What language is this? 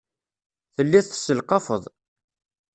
Kabyle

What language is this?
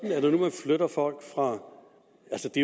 Danish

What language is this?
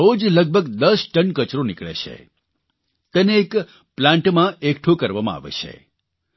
Gujarati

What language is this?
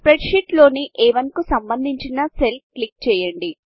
Telugu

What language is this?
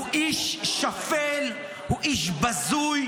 Hebrew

